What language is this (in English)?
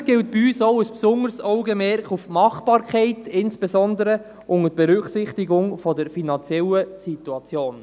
Swiss German